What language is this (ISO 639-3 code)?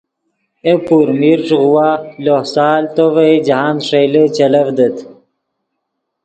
ydg